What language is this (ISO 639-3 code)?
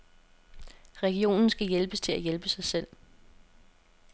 dan